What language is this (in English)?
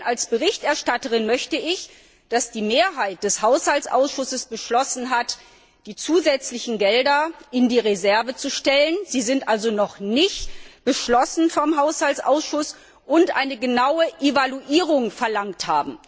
German